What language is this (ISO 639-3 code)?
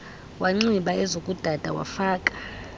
xho